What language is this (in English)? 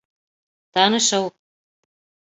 Bashkir